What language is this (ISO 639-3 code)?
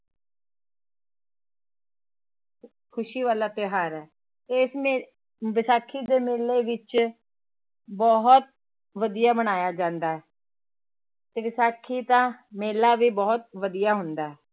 pan